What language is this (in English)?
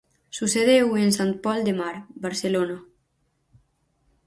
Galician